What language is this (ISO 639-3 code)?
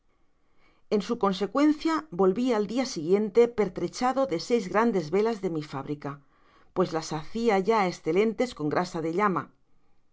spa